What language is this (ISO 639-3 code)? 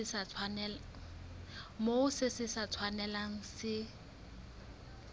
sot